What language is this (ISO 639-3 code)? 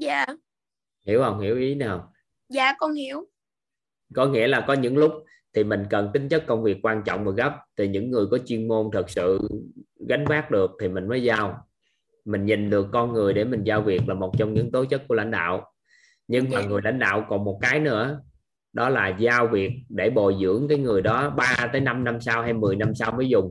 vie